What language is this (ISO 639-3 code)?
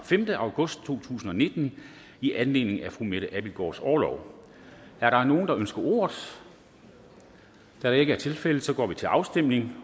dan